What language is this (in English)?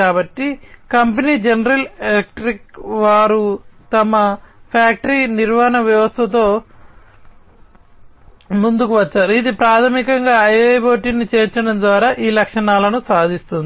Telugu